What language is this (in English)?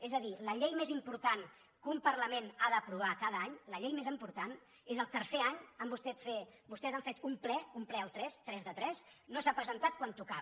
Catalan